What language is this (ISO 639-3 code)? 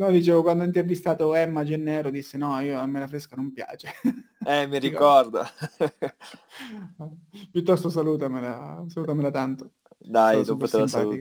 ita